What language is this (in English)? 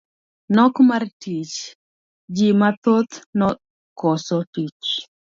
Luo (Kenya and Tanzania)